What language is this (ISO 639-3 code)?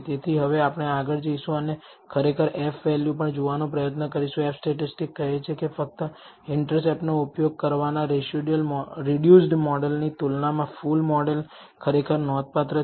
guj